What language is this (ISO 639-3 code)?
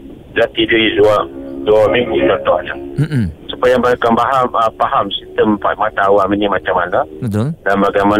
msa